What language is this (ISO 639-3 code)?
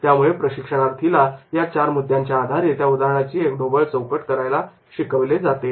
mar